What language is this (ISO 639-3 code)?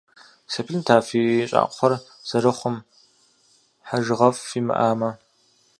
kbd